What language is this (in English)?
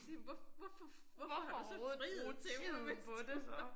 Danish